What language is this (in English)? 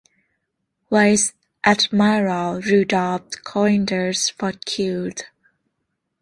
English